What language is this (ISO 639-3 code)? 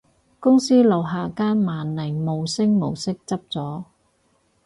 yue